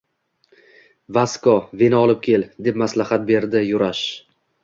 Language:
Uzbek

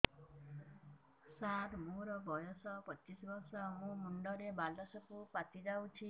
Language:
Odia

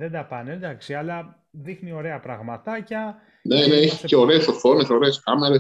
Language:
Greek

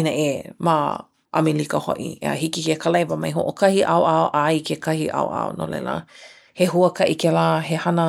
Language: Hawaiian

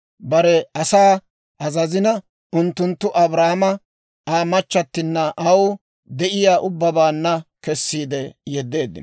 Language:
Dawro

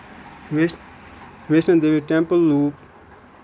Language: Kashmiri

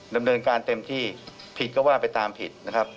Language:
Thai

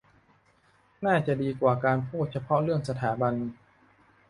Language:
Thai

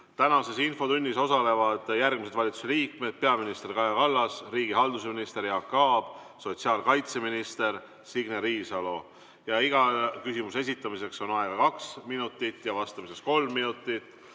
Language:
Estonian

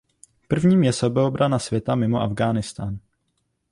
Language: Czech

